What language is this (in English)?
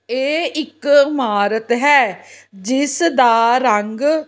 Punjabi